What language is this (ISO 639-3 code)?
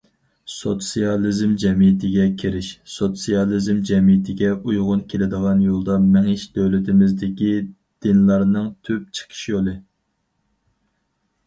uig